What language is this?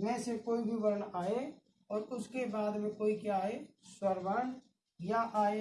Hindi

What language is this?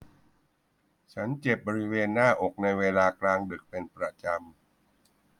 Thai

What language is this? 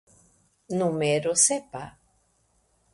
Esperanto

